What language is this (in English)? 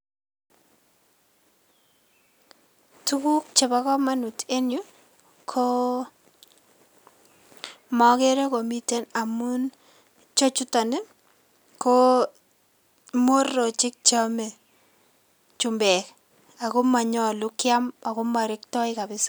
Kalenjin